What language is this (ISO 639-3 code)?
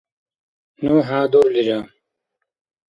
dar